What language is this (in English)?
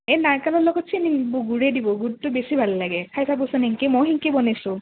Assamese